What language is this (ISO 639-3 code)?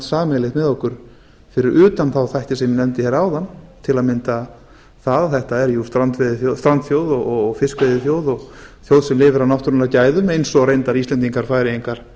isl